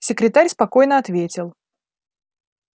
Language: Russian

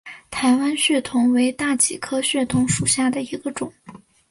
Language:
Chinese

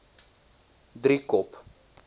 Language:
Afrikaans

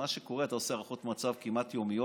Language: Hebrew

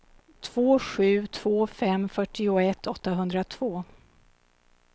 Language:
Swedish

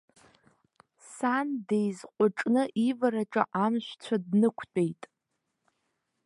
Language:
Abkhazian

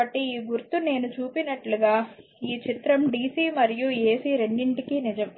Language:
Telugu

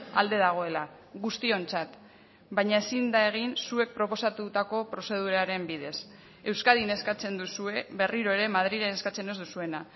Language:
Basque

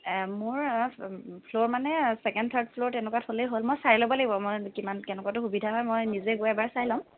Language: Assamese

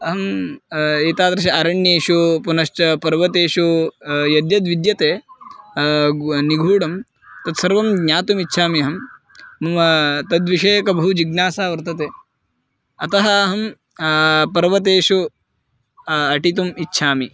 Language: Sanskrit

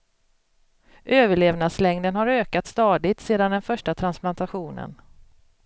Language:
Swedish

